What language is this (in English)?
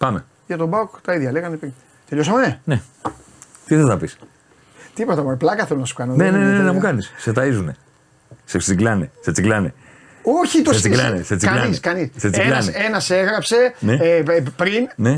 Greek